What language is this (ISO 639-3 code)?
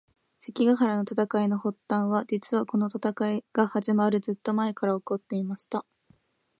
jpn